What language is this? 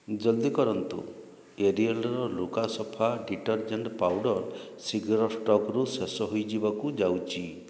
Odia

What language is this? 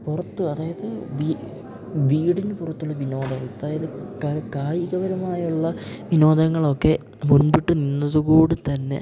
Malayalam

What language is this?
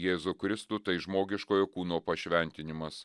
Lithuanian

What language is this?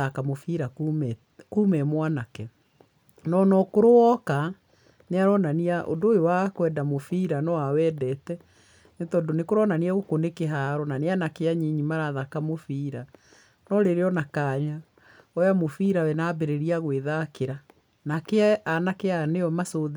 Kikuyu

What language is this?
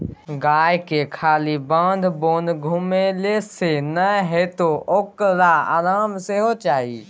Maithili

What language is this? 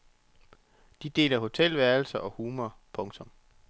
Danish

